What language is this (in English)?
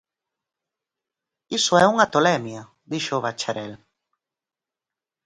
Galician